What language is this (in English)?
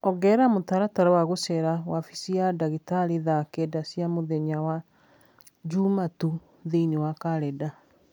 Kikuyu